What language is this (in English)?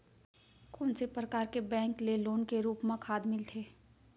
Chhattisgarhi